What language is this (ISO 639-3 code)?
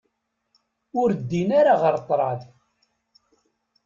kab